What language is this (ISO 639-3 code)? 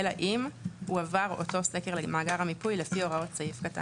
heb